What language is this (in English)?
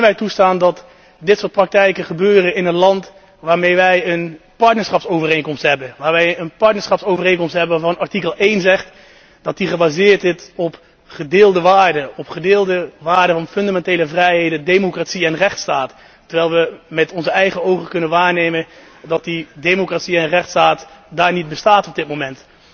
Dutch